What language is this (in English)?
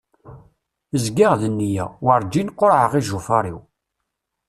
Kabyle